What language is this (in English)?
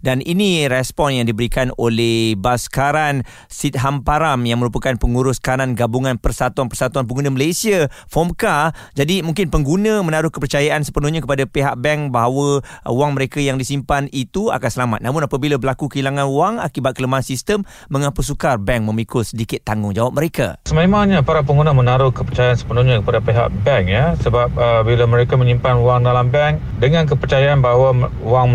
Malay